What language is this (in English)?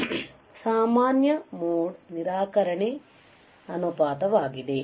Kannada